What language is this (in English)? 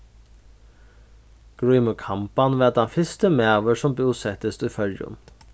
Faroese